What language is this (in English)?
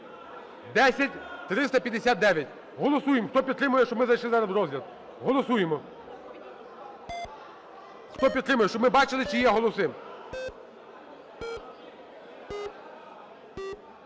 Ukrainian